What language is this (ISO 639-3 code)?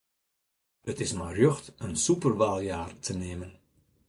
fry